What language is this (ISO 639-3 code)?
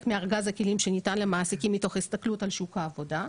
heb